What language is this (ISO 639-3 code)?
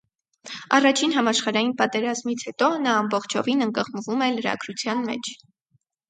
hye